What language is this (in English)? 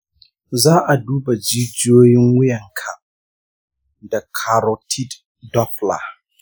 Hausa